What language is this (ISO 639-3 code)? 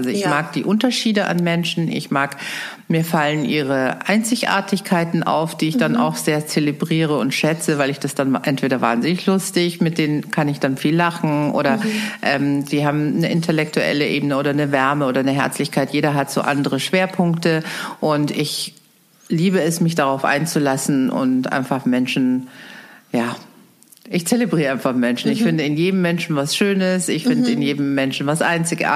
deu